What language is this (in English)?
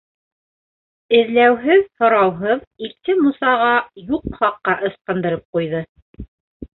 Bashkir